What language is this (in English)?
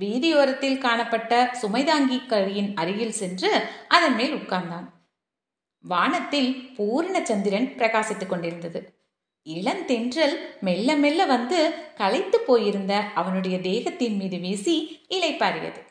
Tamil